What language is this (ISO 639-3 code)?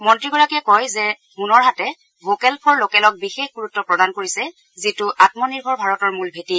asm